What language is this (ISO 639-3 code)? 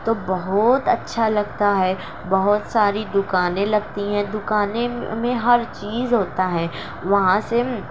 urd